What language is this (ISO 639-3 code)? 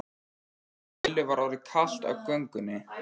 isl